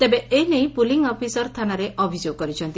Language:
Odia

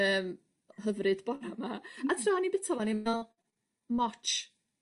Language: Welsh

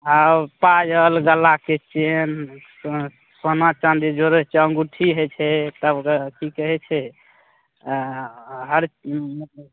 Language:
Maithili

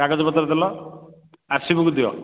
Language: Odia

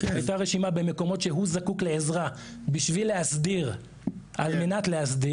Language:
Hebrew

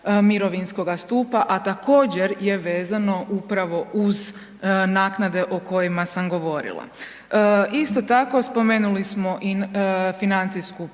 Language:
Croatian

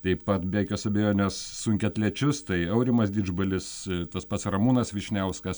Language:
Lithuanian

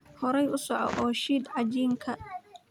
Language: Somali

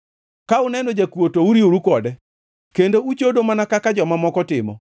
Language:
Luo (Kenya and Tanzania)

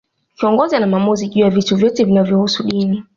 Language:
Swahili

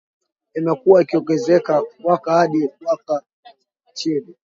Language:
Swahili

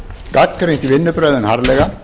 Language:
Icelandic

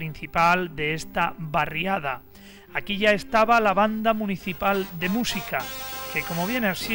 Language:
Spanish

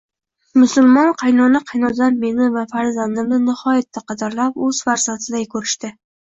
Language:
Uzbek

